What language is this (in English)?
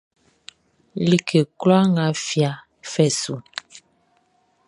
Baoulé